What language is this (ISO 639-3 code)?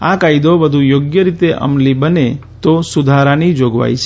guj